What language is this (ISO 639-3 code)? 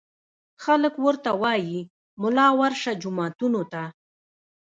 pus